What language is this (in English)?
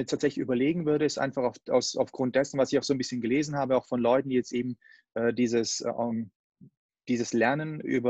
German